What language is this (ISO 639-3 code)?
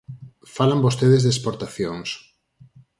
glg